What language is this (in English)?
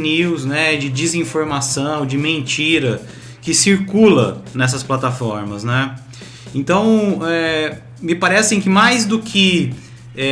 Portuguese